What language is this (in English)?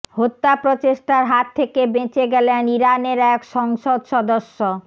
Bangla